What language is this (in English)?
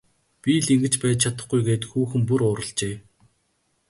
Mongolian